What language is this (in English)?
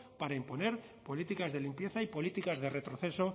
Spanish